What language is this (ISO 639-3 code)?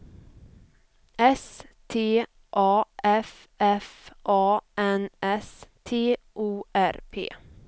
swe